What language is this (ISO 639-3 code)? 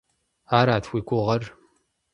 kbd